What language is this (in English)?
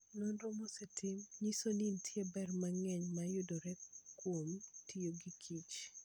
Luo (Kenya and Tanzania)